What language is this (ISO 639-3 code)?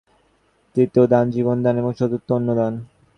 ben